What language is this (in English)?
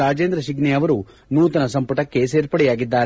Kannada